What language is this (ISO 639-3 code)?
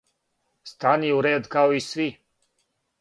srp